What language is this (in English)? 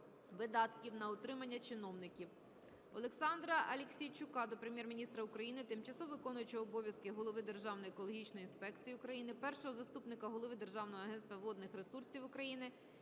Ukrainian